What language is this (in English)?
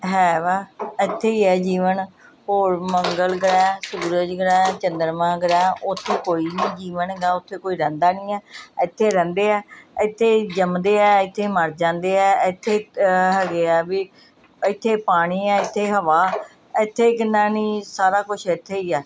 Punjabi